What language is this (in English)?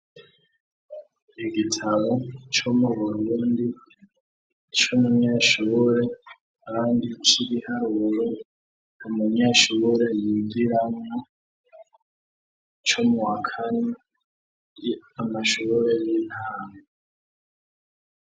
Rundi